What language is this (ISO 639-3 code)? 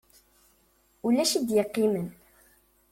kab